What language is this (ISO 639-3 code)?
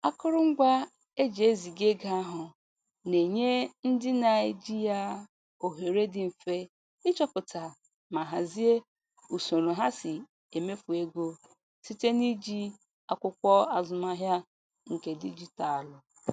ibo